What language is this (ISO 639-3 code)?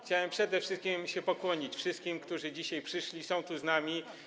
pol